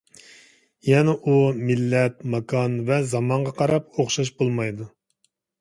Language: Uyghur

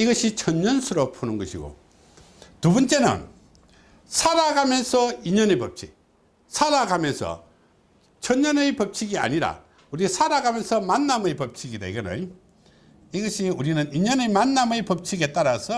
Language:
Korean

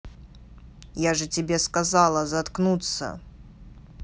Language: Russian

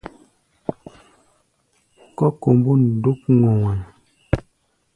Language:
Gbaya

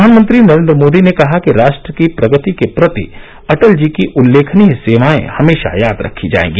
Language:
Hindi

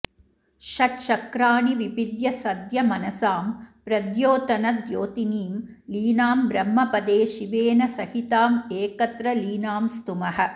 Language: Sanskrit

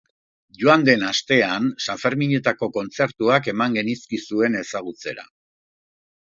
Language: Basque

